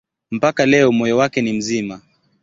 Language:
Swahili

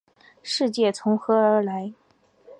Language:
Chinese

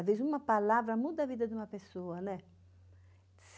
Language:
Portuguese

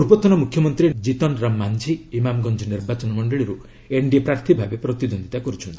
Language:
Odia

